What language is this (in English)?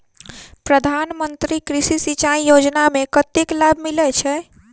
Maithili